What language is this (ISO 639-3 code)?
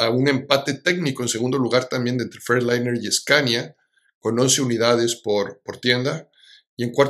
spa